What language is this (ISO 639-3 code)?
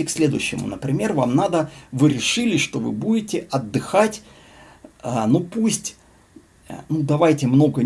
rus